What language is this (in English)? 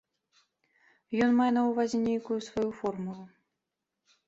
Belarusian